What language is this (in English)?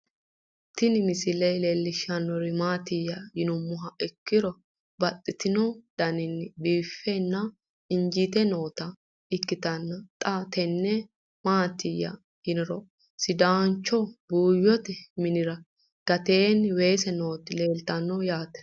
Sidamo